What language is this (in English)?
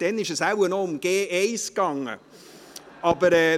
Swiss German